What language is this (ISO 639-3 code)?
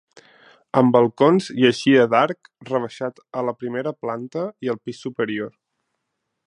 cat